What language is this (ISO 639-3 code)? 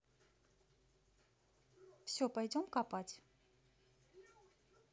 rus